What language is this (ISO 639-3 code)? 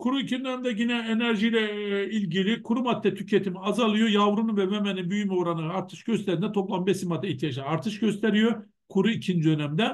tur